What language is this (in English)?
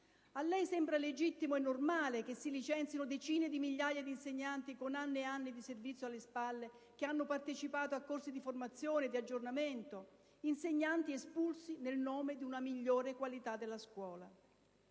Italian